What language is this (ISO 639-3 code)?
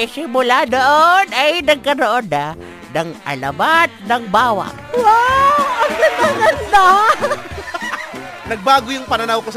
fil